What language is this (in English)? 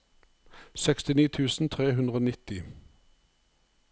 Norwegian